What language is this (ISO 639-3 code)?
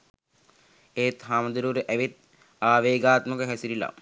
sin